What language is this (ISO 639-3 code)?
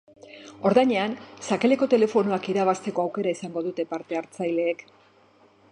eus